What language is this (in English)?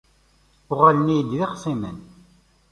Kabyle